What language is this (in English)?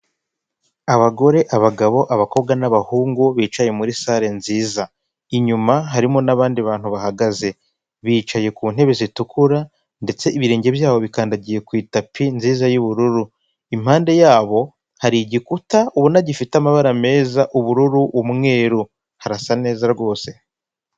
Kinyarwanda